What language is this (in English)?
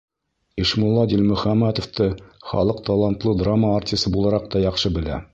Bashkir